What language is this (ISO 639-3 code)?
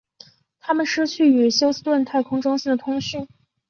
zho